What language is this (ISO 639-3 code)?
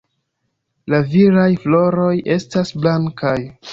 epo